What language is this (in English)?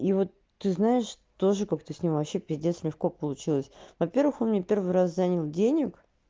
Russian